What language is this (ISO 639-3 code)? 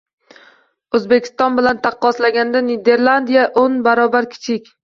uzb